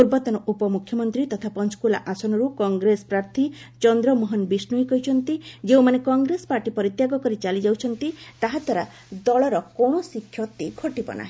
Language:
Odia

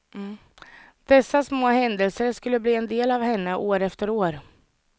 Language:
Swedish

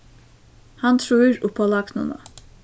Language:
Faroese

